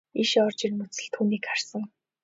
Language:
Mongolian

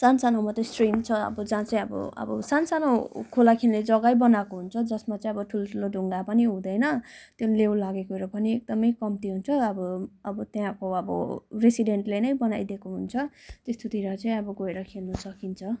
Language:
Nepali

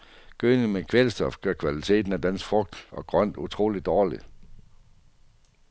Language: Danish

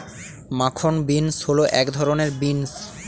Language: Bangla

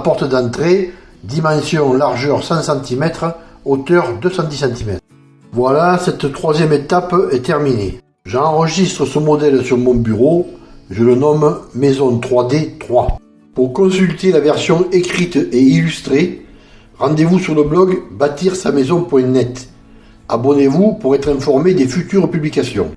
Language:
French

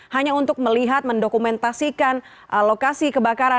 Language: Indonesian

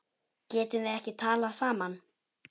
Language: Icelandic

